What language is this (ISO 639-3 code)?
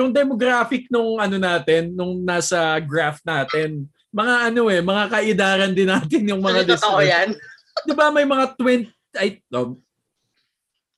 fil